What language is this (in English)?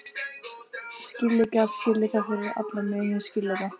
Icelandic